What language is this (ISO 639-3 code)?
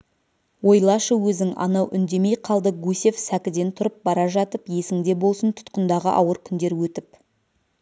kaz